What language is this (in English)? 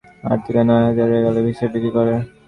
Bangla